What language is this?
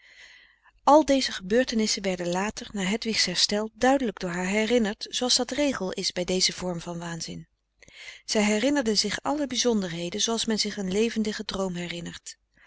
Dutch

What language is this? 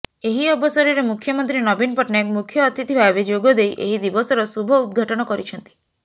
Odia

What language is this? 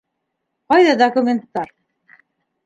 Bashkir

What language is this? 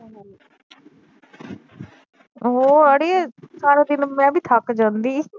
Punjabi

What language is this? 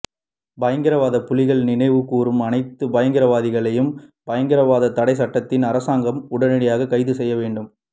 Tamil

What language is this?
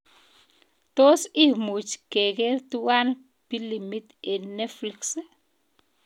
Kalenjin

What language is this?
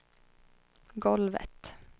Swedish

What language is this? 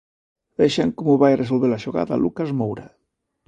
Galician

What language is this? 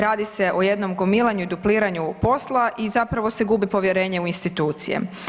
Croatian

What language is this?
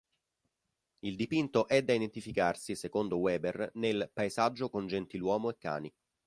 Italian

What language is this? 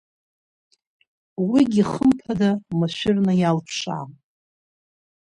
Abkhazian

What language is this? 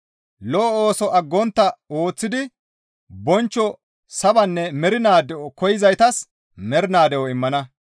Gamo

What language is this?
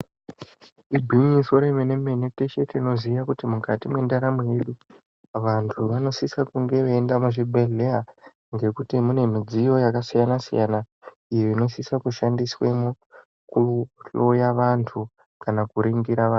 Ndau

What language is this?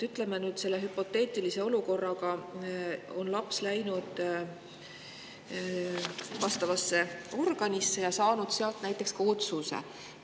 Estonian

